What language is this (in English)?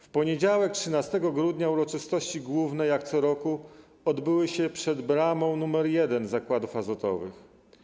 Polish